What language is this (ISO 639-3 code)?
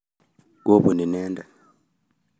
kln